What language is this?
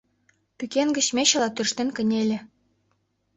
Mari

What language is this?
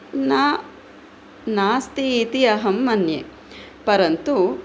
Sanskrit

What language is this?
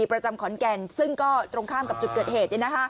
Thai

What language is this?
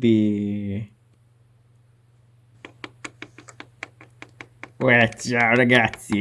Italian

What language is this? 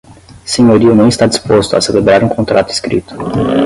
Portuguese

